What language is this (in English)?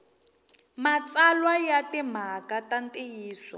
Tsonga